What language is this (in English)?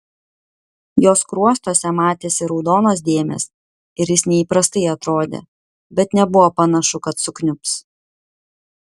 Lithuanian